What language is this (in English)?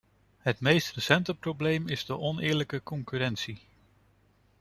Dutch